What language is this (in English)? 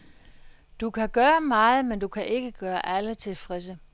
Danish